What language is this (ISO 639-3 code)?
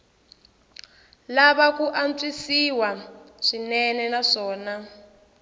tso